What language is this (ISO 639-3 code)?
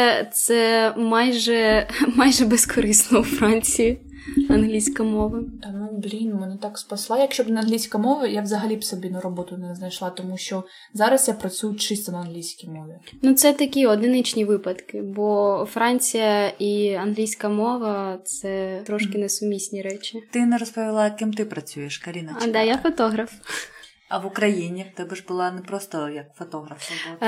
ukr